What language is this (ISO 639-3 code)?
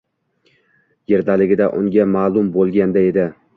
uzb